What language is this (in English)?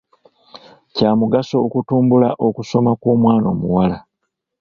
Ganda